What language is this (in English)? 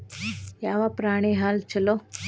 Kannada